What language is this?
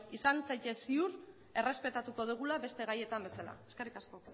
Basque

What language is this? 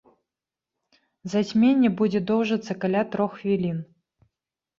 Belarusian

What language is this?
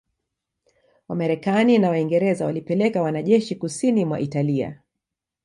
Swahili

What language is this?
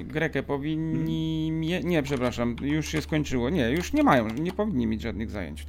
Polish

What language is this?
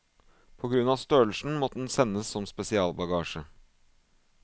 Norwegian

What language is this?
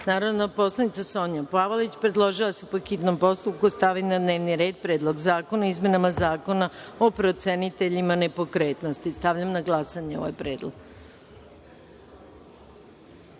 Serbian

